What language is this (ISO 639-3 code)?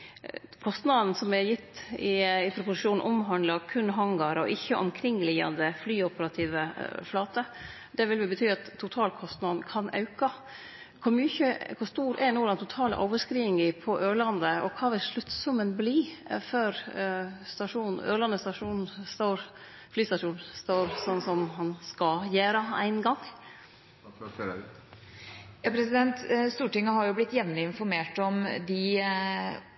nor